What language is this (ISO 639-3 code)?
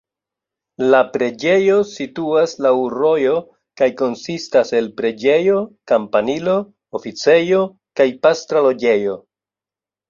epo